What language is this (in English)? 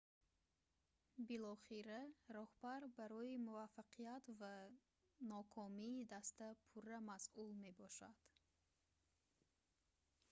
Tajik